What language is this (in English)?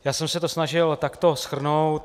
Czech